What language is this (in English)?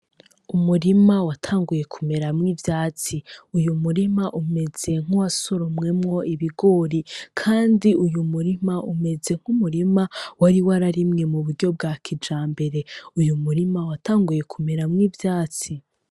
Rundi